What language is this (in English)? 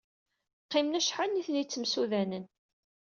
Kabyle